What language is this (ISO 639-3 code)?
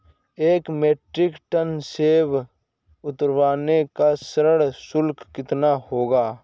hin